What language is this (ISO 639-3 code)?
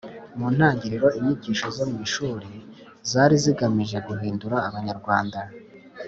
kin